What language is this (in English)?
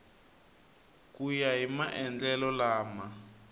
Tsonga